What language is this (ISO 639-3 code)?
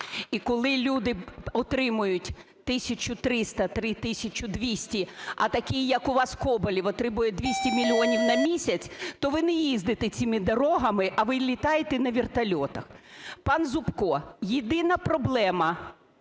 ukr